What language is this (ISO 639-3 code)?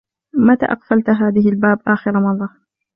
ara